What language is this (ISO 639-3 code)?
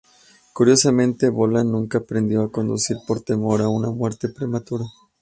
spa